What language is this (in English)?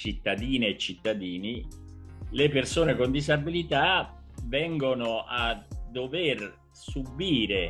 Italian